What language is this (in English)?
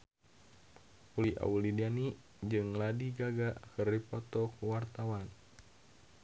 Sundanese